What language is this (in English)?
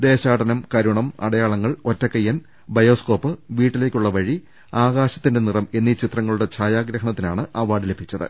Malayalam